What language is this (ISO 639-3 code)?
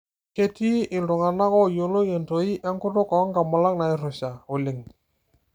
mas